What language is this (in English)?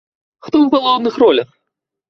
Belarusian